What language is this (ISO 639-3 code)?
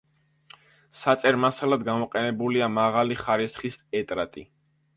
kat